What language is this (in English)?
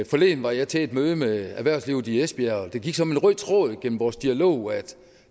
Danish